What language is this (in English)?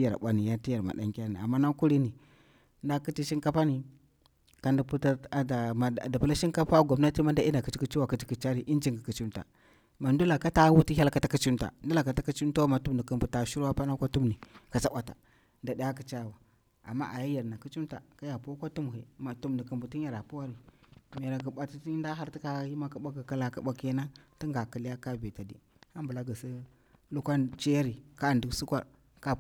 Bura-Pabir